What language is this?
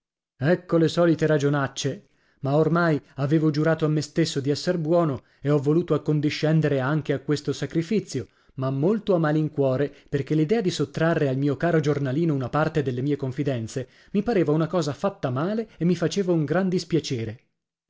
Italian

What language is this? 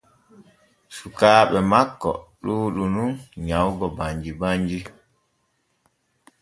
Borgu Fulfulde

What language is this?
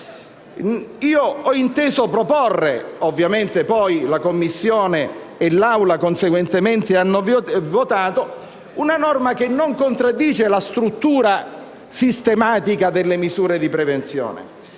Italian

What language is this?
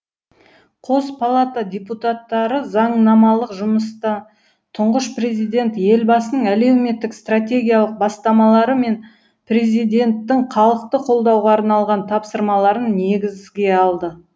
Kazakh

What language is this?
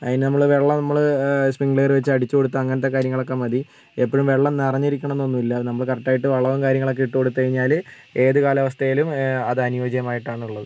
Malayalam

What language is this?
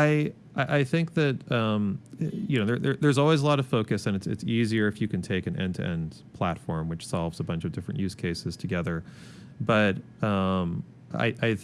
English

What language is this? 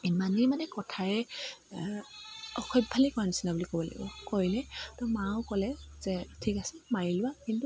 Assamese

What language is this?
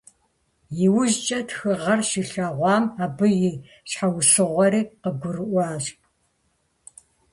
Kabardian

